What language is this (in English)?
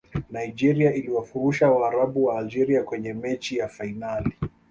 Swahili